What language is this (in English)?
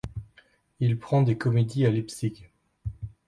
French